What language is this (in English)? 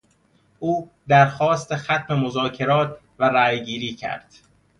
Persian